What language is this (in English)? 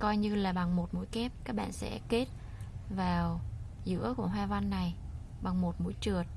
Vietnamese